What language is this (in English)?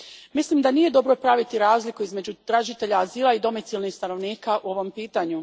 Croatian